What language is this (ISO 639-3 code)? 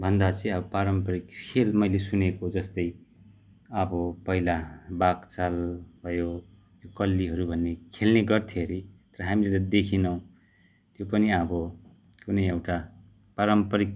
nep